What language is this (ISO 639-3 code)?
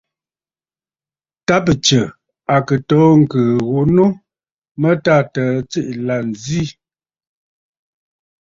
bfd